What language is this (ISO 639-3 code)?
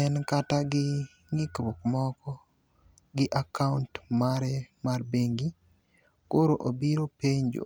luo